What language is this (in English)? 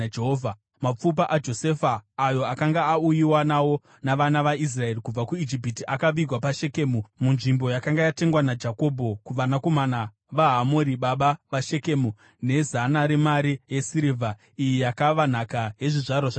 Shona